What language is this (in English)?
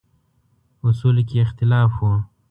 Pashto